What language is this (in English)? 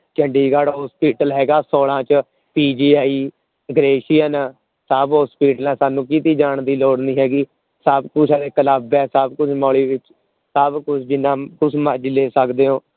Punjabi